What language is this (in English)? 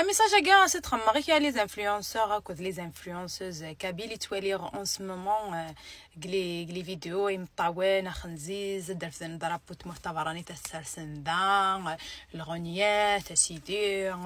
Arabic